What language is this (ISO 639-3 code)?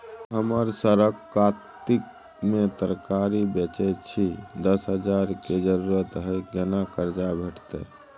mai